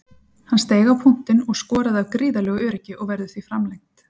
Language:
Icelandic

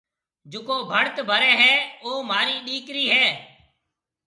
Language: Marwari (Pakistan)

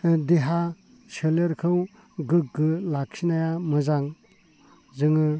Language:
Bodo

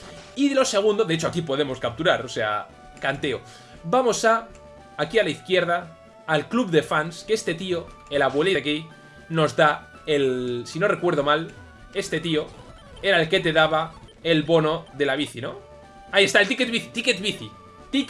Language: Spanish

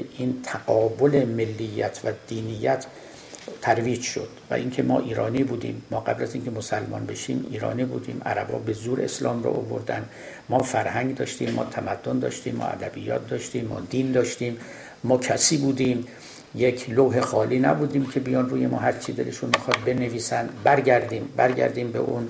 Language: Persian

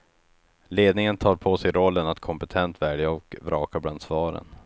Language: Swedish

